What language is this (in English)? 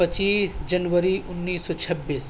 Urdu